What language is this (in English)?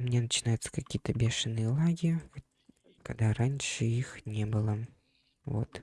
Russian